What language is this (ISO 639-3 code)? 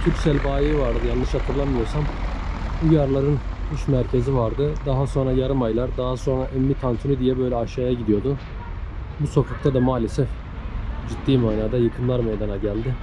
tur